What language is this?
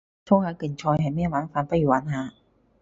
Cantonese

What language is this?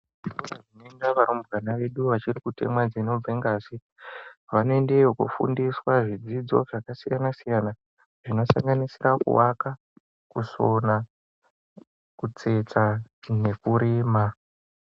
Ndau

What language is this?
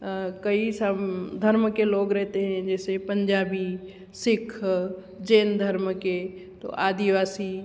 Hindi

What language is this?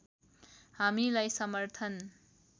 Nepali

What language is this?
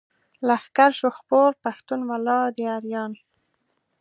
Pashto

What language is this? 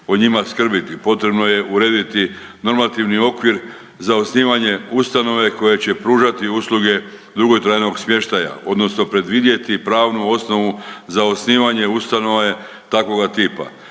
Croatian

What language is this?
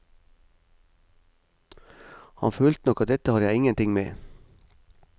Norwegian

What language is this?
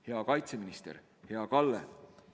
Estonian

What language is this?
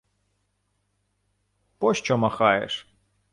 Ukrainian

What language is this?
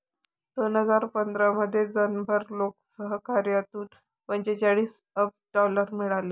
Marathi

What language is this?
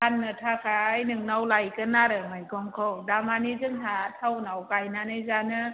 Bodo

